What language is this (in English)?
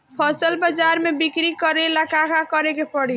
Bhojpuri